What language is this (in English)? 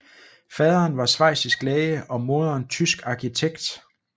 Danish